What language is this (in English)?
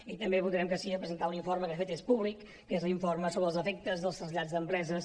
Catalan